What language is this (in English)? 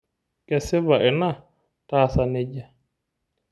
Masai